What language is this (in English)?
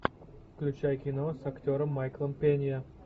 Russian